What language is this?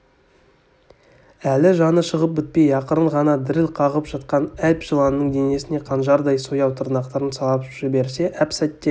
Kazakh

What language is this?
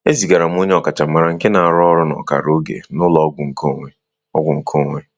Igbo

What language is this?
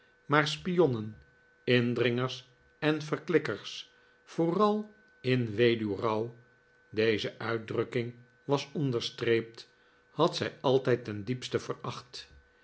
Dutch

